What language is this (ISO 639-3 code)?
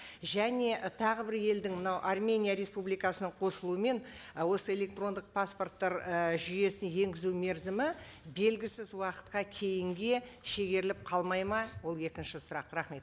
kaz